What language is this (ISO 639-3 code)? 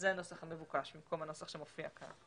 heb